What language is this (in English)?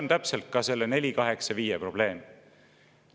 Estonian